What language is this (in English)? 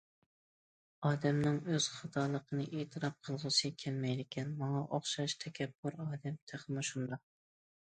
Uyghur